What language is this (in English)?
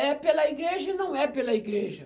Portuguese